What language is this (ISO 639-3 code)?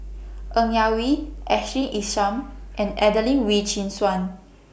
eng